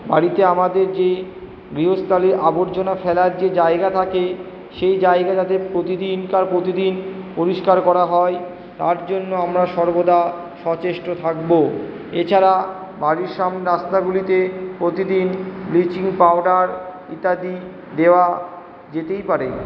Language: Bangla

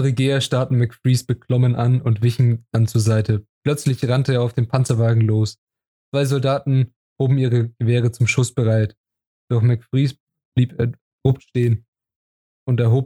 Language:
German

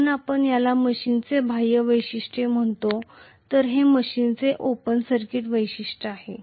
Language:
Marathi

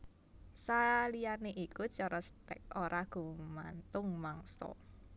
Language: Javanese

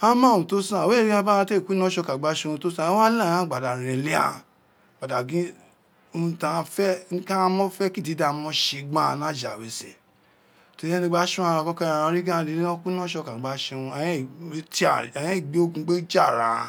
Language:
Isekiri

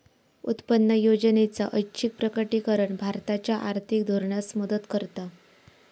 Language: Marathi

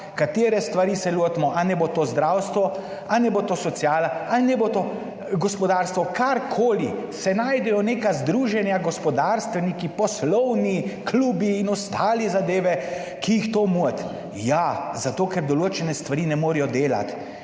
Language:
Slovenian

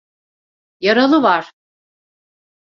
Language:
Turkish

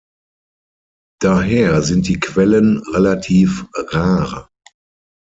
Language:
German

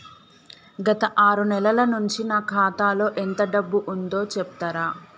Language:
Telugu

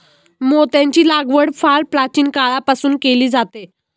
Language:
Marathi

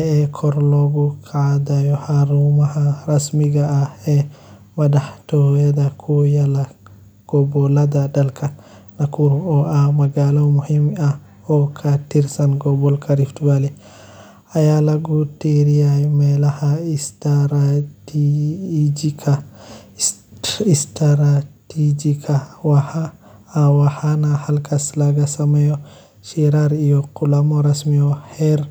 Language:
Somali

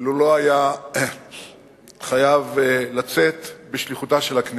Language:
Hebrew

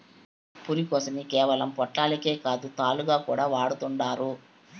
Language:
Telugu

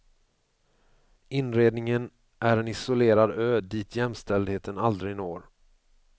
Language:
Swedish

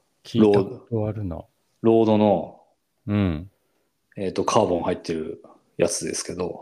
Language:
Japanese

